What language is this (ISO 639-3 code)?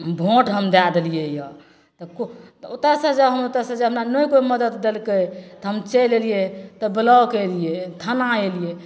mai